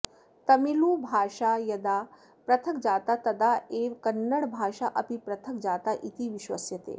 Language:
Sanskrit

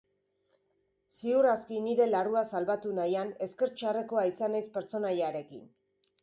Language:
Basque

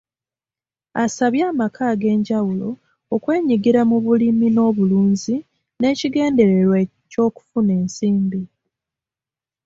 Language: Ganda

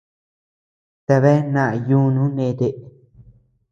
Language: Tepeuxila Cuicatec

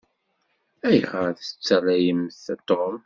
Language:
Kabyle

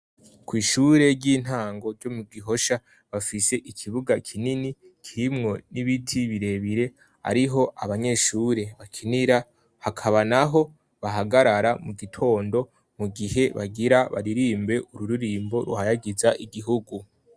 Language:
Rundi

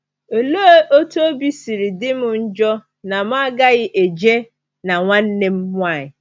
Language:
Igbo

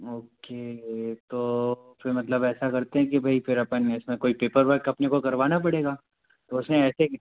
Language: Hindi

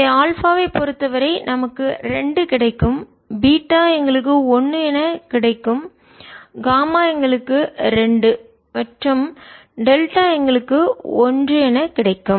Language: Tamil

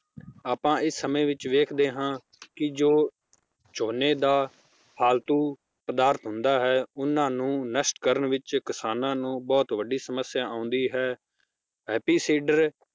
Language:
Punjabi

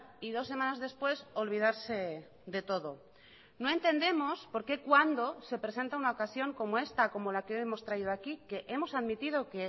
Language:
Spanish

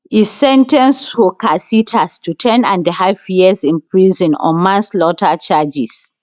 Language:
Nigerian Pidgin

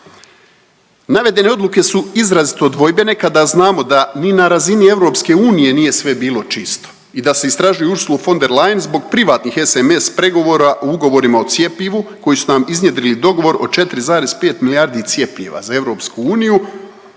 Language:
Croatian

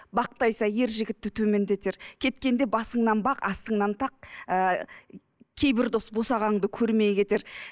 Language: Kazakh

